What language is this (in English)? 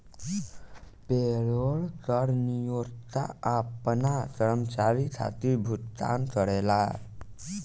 Bhojpuri